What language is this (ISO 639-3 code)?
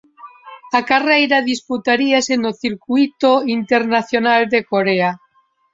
glg